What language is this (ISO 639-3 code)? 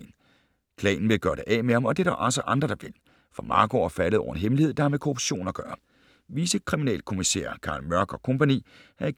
dan